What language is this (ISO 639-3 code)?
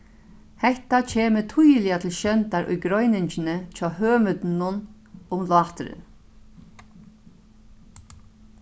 fao